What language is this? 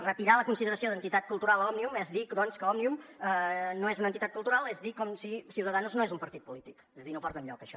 Catalan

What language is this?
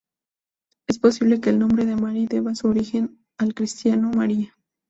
Spanish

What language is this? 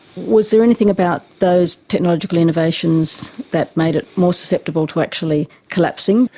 English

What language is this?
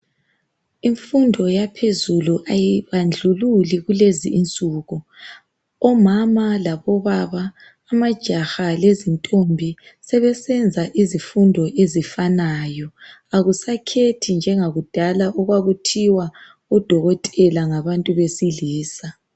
North Ndebele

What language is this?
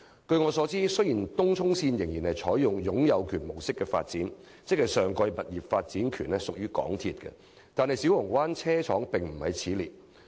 Cantonese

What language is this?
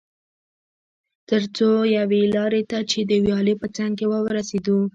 Pashto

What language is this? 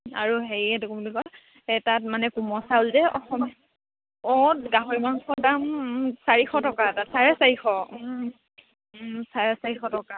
Assamese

